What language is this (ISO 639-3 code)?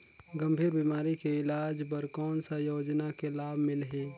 hne